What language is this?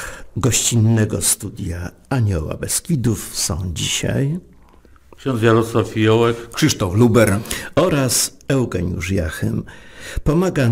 Polish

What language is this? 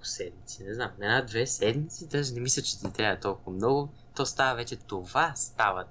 Bulgarian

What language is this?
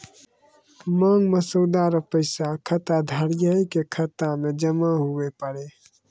Maithili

